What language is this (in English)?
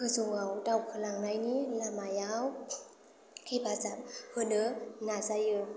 Bodo